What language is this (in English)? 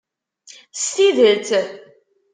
Kabyle